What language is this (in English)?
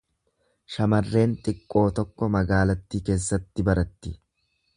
Oromo